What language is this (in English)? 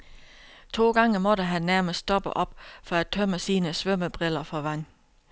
Danish